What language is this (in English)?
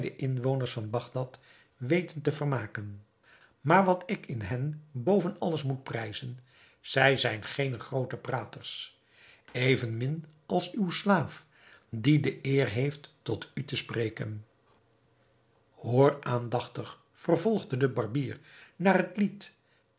Dutch